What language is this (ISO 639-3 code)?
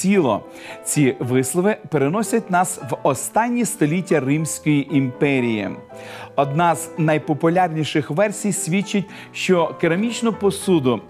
ukr